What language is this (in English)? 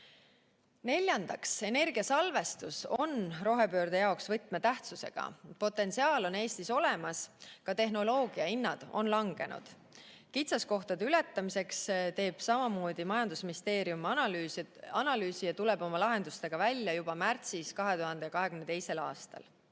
Estonian